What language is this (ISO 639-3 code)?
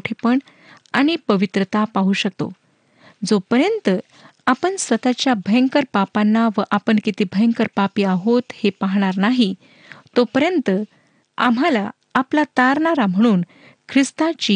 mar